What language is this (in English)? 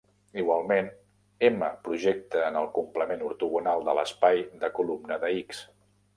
Catalan